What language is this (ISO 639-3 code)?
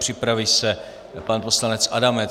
ces